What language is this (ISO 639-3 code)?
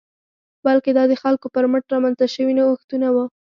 pus